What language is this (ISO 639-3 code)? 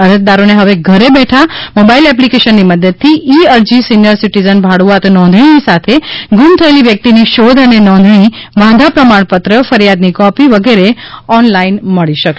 guj